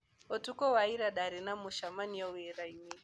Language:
Kikuyu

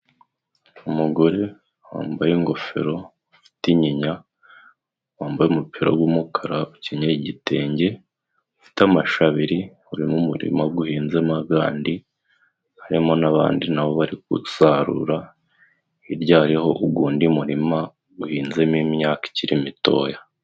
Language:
Kinyarwanda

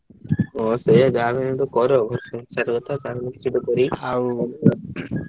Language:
Odia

